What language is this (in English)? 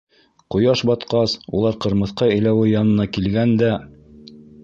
Bashkir